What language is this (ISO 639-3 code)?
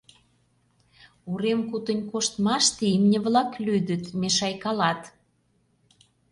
chm